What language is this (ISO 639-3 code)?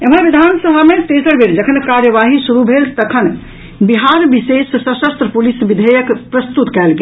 mai